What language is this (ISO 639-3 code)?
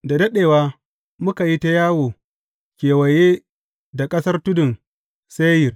hau